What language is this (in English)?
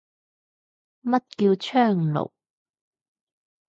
Cantonese